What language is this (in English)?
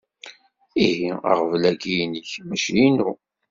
Kabyle